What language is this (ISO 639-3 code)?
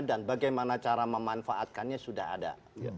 ind